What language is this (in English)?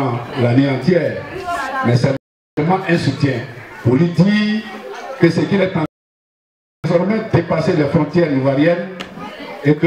French